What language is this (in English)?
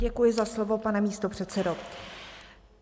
Czech